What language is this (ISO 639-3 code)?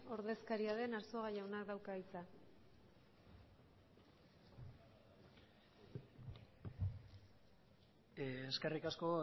eus